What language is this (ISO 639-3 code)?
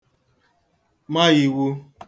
ibo